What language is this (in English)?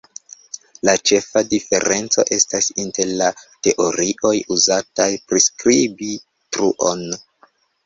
Esperanto